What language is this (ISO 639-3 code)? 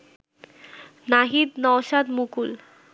ben